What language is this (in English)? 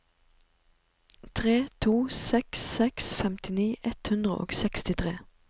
Norwegian